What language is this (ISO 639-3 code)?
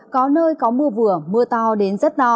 vie